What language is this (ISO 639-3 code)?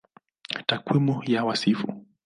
swa